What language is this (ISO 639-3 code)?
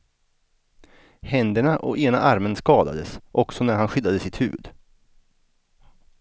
swe